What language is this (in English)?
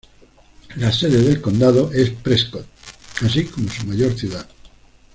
Spanish